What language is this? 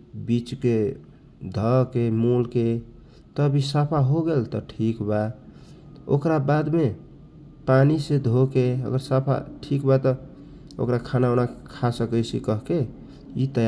Kochila Tharu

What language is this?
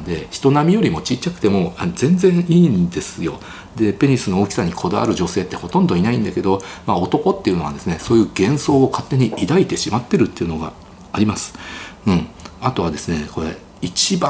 Japanese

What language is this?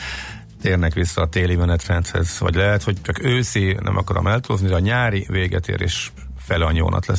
Hungarian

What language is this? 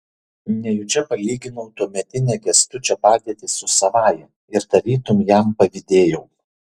Lithuanian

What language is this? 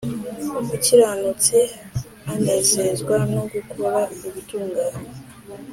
Kinyarwanda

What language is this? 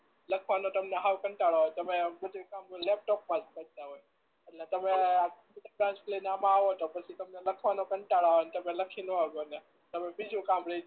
Gujarati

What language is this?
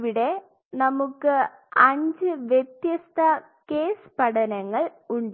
Malayalam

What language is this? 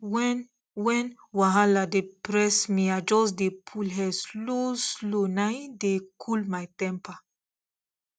Nigerian Pidgin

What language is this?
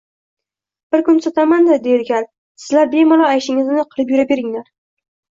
Uzbek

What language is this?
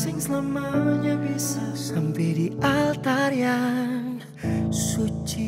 Indonesian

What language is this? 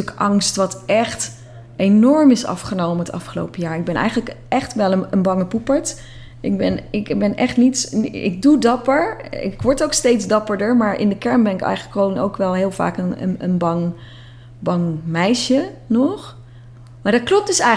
Dutch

